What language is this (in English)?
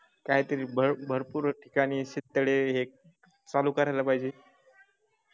Marathi